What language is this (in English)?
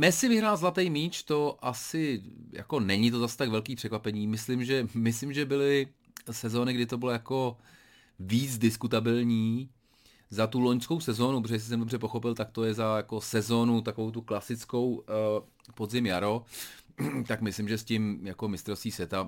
Czech